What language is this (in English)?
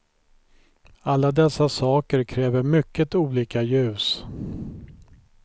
Swedish